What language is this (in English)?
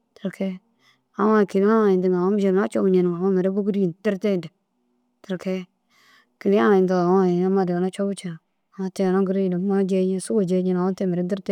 Dazaga